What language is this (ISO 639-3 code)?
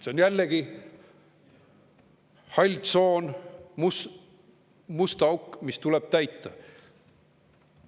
est